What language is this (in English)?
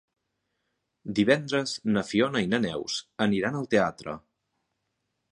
Catalan